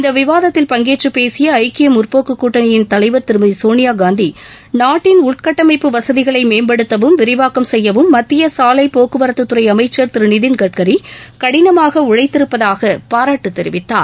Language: Tamil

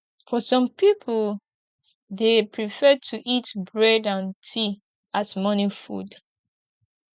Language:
Nigerian Pidgin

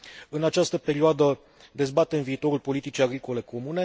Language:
Romanian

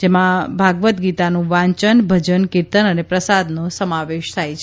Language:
Gujarati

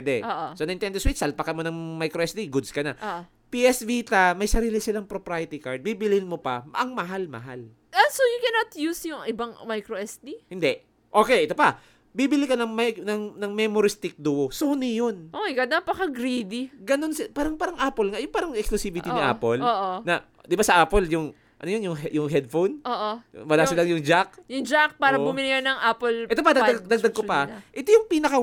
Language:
Filipino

